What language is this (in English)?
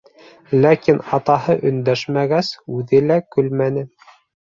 Bashkir